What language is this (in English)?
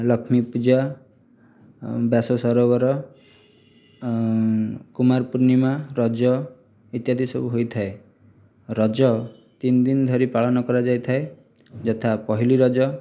Odia